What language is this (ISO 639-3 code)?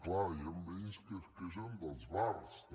cat